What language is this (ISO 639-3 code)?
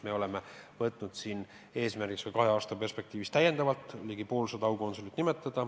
est